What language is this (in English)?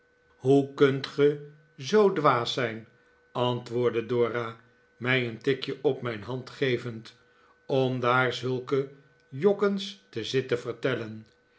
Dutch